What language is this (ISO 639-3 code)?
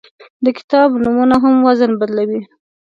pus